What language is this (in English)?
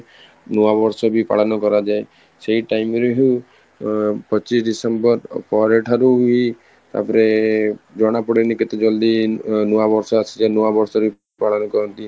Odia